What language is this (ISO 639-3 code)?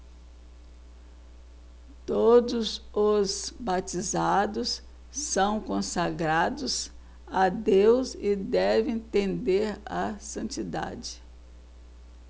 por